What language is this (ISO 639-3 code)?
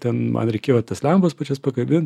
lit